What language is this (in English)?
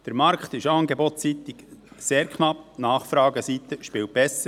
Swiss German